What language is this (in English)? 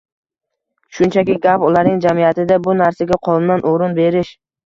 Uzbek